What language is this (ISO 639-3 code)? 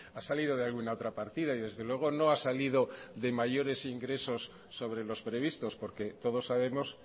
spa